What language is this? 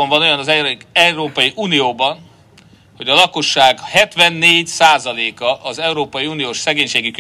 Hungarian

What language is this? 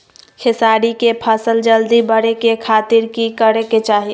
Magahi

